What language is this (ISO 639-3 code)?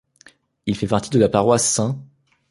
fra